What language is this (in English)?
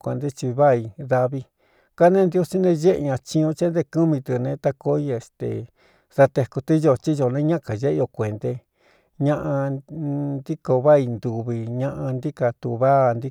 Cuyamecalco Mixtec